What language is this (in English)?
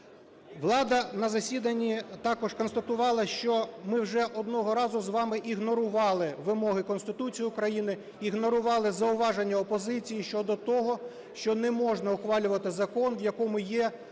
Ukrainian